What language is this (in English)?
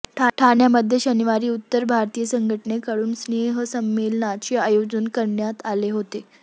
Marathi